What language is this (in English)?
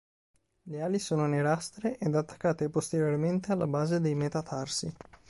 Italian